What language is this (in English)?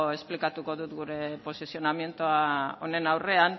Basque